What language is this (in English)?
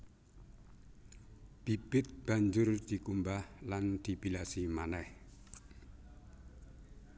Javanese